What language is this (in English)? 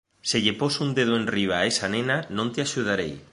Galician